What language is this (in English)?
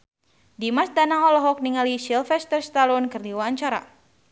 Sundanese